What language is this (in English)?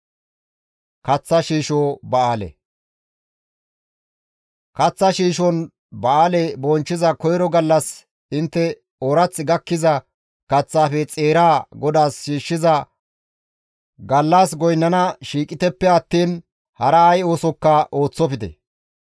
Gamo